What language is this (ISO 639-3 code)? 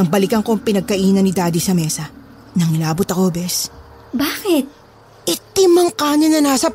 fil